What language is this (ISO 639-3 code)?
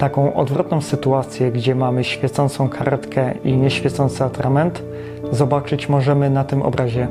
pol